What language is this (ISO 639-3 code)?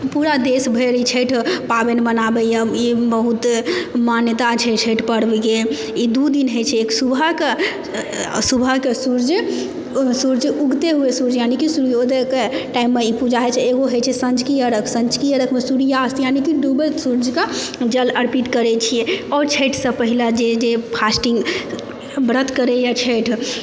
mai